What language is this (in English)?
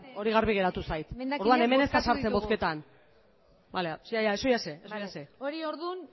Basque